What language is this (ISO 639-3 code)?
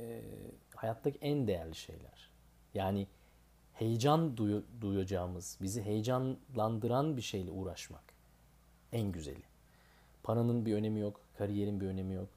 tur